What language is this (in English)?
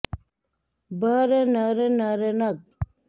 Sanskrit